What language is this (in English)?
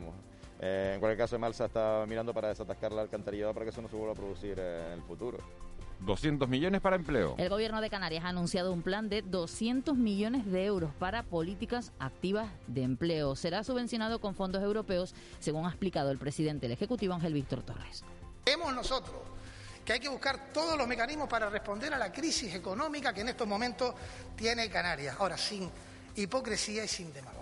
Spanish